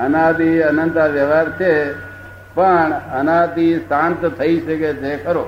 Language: Gujarati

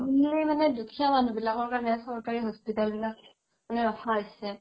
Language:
Assamese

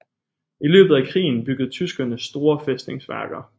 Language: Danish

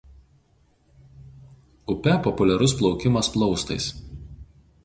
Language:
Lithuanian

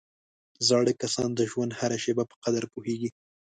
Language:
Pashto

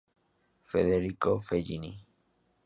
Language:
Spanish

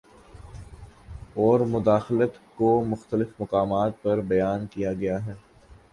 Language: Urdu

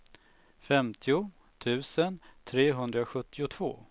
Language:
Swedish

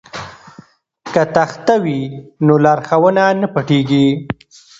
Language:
Pashto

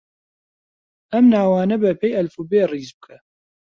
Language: Central Kurdish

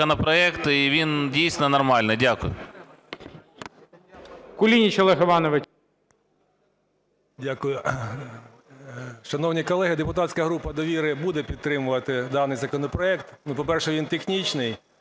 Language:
Ukrainian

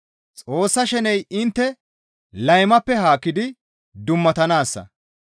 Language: Gamo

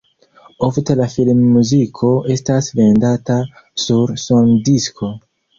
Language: Esperanto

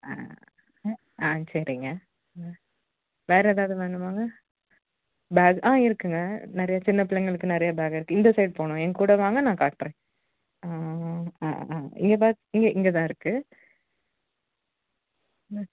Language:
Tamil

